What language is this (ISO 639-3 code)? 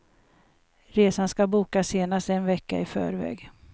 swe